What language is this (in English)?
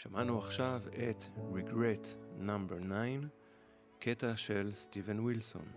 Hebrew